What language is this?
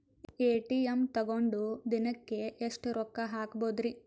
Kannada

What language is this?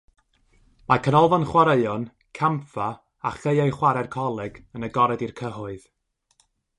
Welsh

